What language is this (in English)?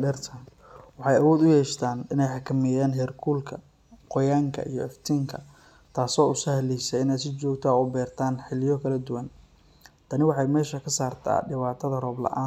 Somali